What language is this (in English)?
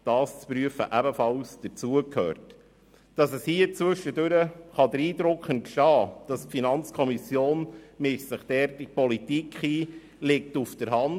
Swiss German